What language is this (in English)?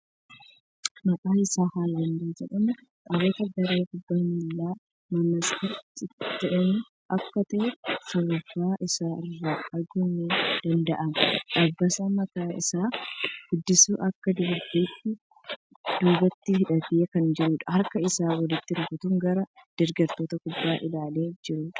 Oromo